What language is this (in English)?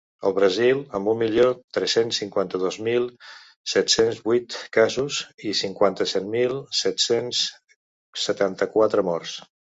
Catalan